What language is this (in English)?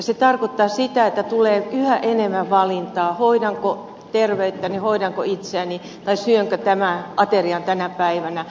Finnish